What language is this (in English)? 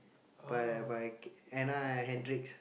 English